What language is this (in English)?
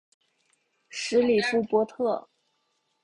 Chinese